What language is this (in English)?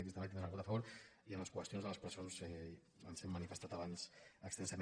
Catalan